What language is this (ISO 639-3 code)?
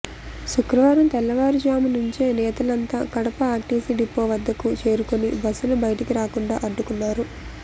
tel